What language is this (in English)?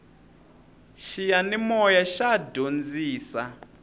Tsonga